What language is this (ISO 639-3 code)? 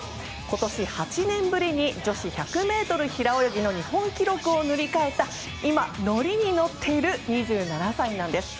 jpn